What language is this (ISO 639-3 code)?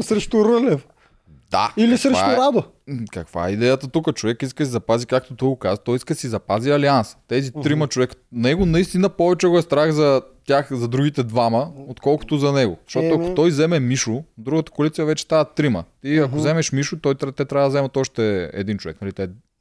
bul